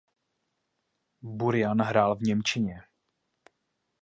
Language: Czech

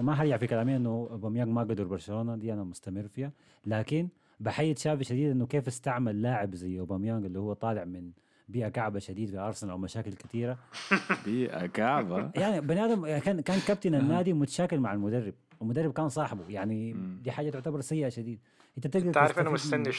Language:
Arabic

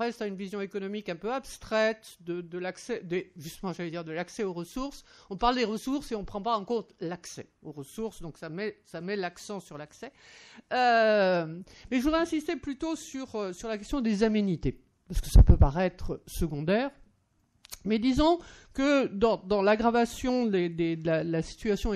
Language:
French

